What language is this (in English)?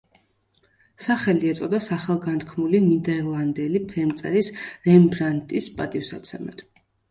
Georgian